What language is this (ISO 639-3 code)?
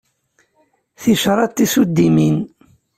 kab